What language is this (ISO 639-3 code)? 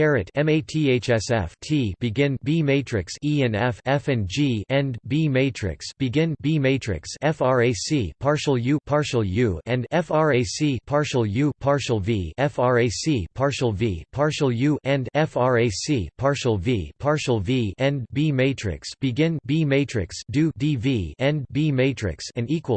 eng